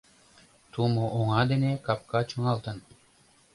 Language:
Mari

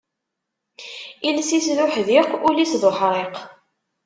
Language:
Kabyle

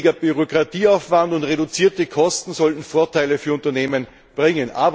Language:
German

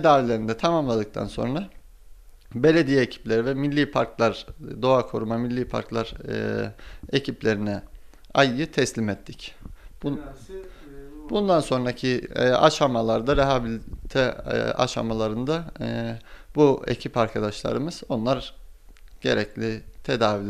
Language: Turkish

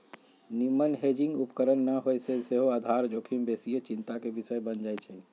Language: Magahi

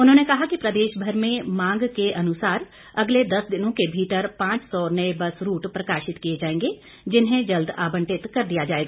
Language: Hindi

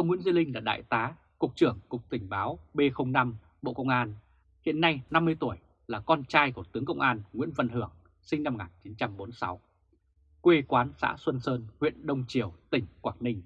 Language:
Vietnamese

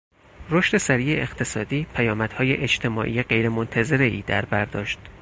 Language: Persian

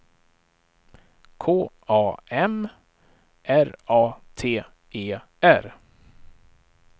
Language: Swedish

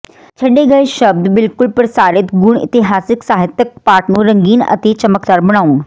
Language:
Punjabi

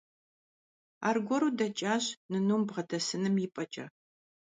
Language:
Kabardian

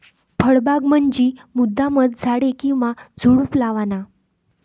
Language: Marathi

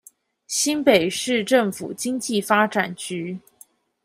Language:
Chinese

